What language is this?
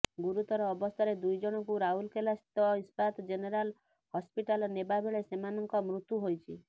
Odia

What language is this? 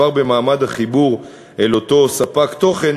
Hebrew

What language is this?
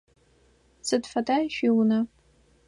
Adyghe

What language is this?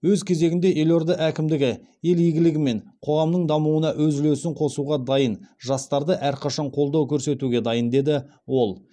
Kazakh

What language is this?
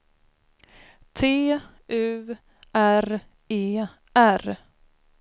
Swedish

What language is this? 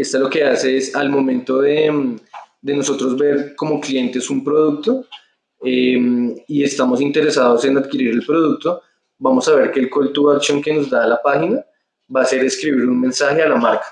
Spanish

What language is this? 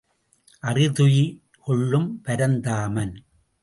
Tamil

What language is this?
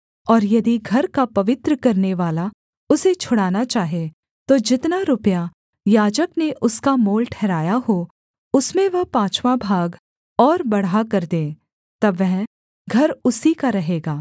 Hindi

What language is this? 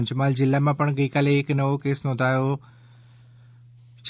Gujarati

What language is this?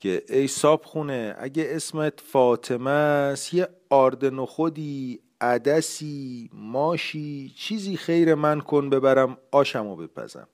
Persian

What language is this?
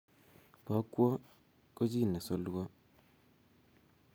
Kalenjin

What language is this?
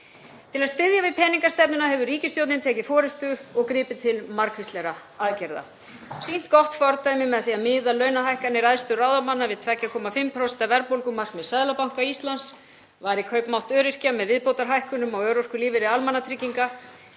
Icelandic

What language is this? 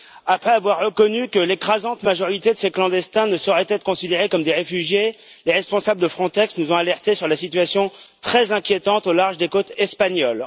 French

